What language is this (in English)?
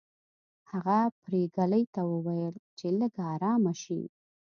Pashto